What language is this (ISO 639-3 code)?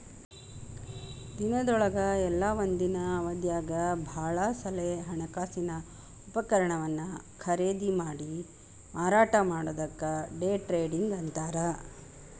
kan